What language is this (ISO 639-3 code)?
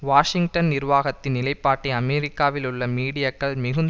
tam